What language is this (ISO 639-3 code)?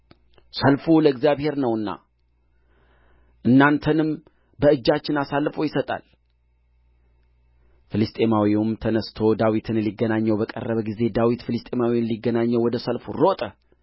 amh